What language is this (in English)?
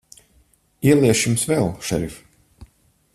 Latvian